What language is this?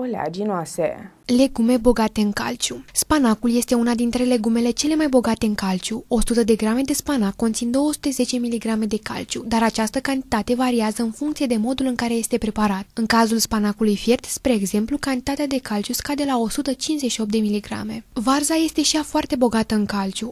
Romanian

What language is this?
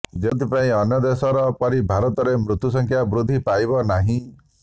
Odia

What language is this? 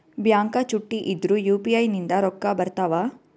Kannada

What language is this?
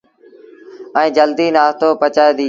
Sindhi Bhil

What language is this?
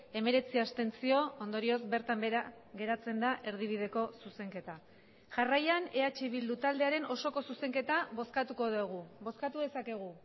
Basque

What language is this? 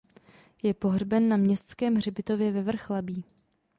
Czech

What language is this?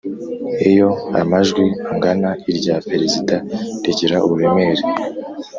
Kinyarwanda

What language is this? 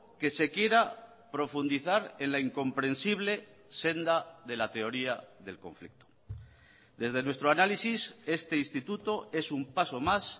Spanish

